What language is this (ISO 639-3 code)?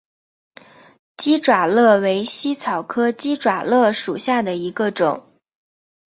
zho